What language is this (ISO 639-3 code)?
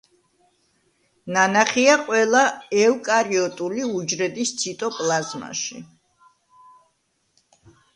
kat